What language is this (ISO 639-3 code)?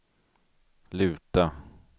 swe